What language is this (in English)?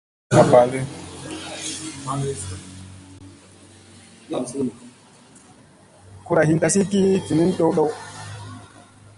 Musey